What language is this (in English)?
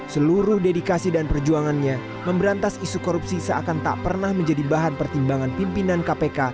Indonesian